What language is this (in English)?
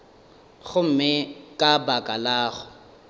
Northern Sotho